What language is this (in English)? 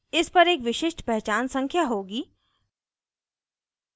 Hindi